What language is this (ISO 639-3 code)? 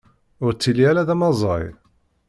kab